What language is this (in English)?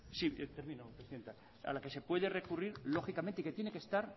Spanish